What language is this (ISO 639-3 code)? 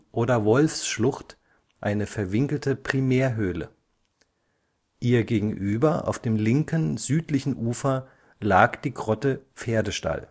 deu